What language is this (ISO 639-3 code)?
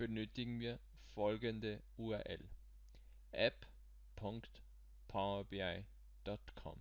deu